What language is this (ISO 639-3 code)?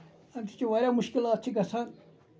kas